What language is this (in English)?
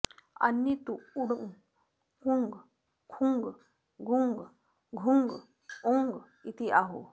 Sanskrit